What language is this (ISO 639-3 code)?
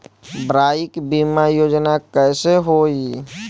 bho